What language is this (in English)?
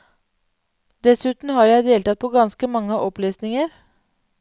Norwegian